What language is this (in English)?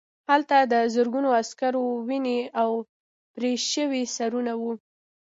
Pashto